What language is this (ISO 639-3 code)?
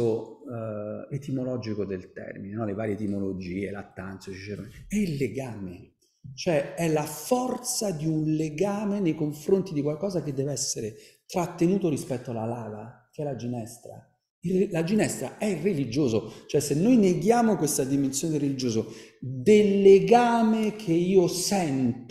ita